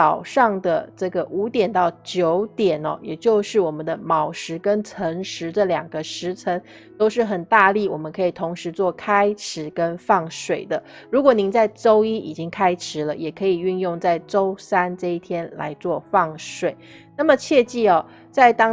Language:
Chinese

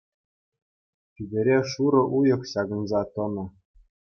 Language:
Chuvash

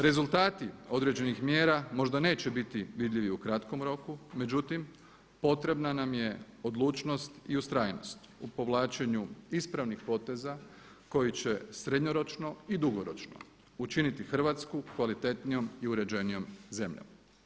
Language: Croatian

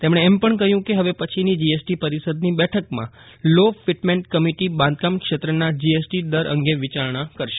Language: Gujarati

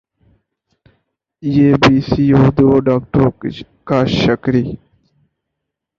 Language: Urdu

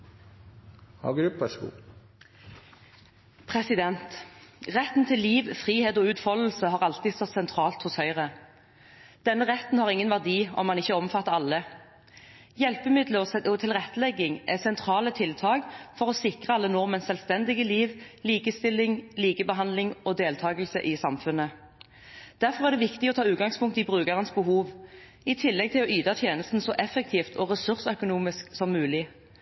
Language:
Norwegian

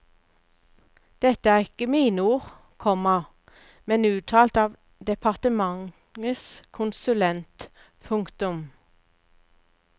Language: Norwegian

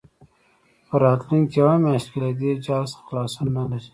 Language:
Pashto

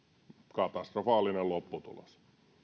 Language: Finnish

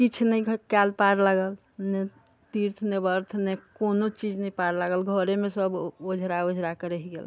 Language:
Maithili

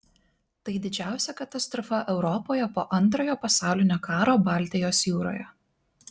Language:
Lithuanian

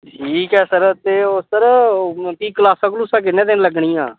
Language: Dogri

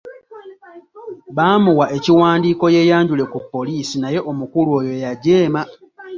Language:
Ganda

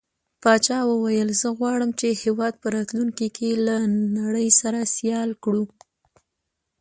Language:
Pashto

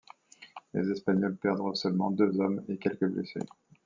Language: French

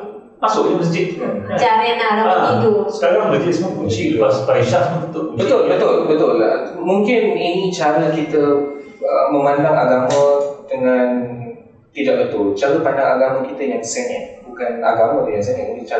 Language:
Malay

